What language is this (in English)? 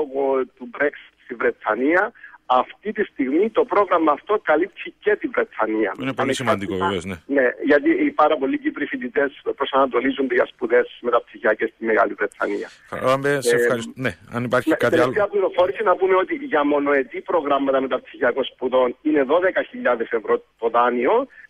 Greek